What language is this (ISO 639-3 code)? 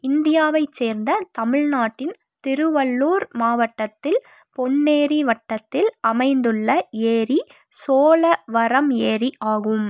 tam